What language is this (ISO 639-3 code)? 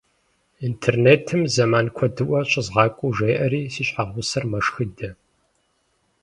kbd